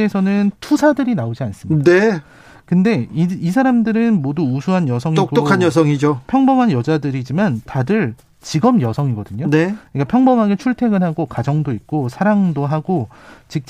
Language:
Korean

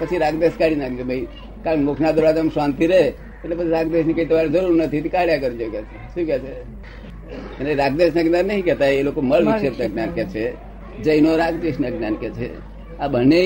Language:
Gujarati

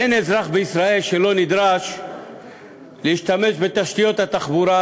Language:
Hebrew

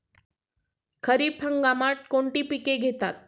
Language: Marathi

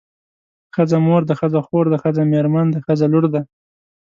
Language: Pashto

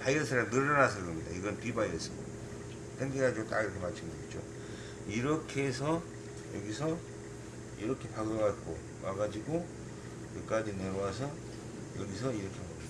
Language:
Korean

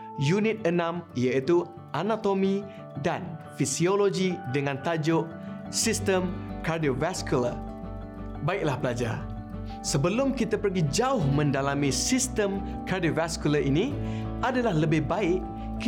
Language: Malay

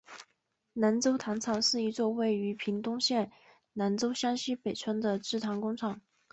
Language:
Chinese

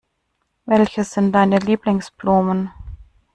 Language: German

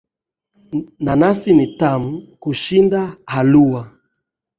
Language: Swahili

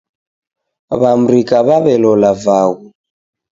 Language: Taita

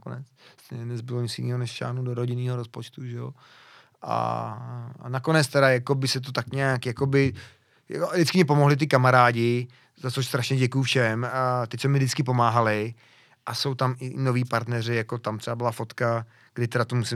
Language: Czech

